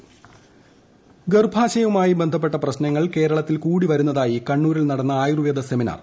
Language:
Malayalam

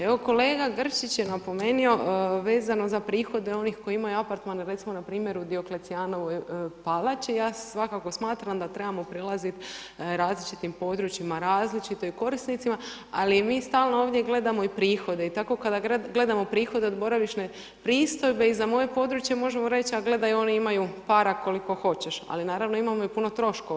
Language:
Croatian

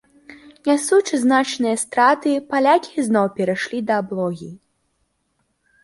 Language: Belarusian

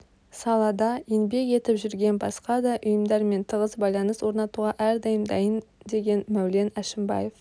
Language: Kazakh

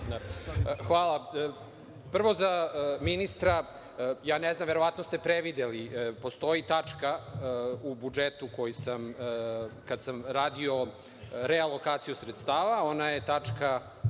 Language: Serbian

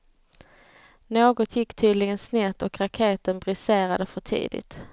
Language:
Swedish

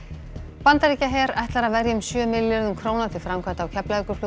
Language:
Icelandic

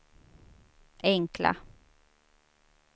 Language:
Swedish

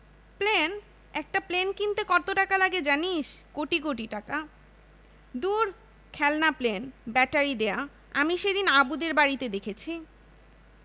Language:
Bangla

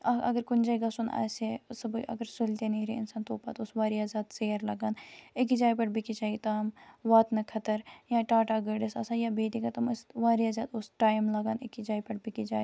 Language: Kashmiri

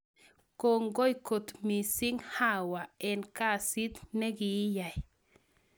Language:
Kalenjin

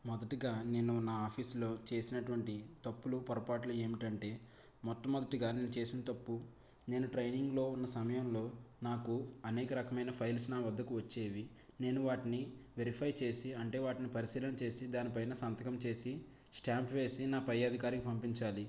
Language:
Telugu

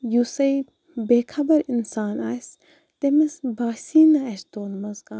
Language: Kashmiri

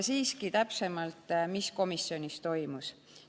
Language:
Estonian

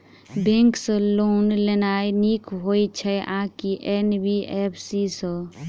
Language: Maithili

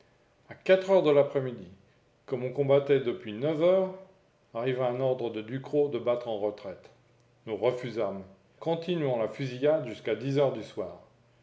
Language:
French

